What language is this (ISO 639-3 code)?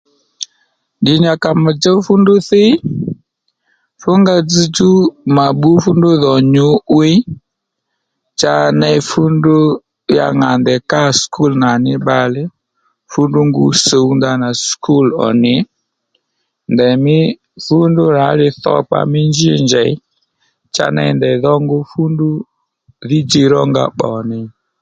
led